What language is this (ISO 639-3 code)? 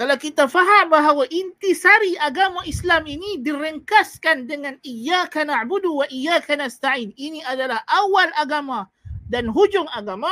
msa